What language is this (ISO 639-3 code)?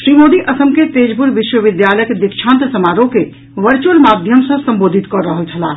mai